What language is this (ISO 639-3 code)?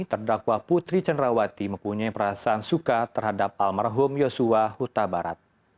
ind